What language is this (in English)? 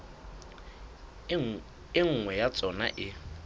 Southern Sotho